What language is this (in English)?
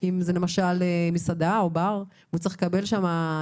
Hebrew